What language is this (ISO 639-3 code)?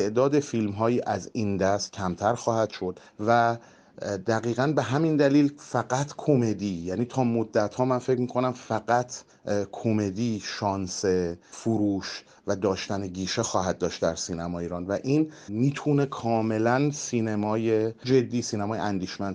fas